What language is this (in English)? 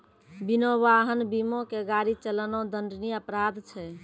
Maithili